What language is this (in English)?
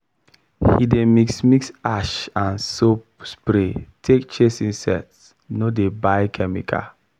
Nigerian Pidgin